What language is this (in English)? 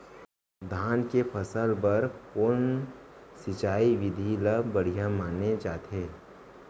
Chhattisgarhi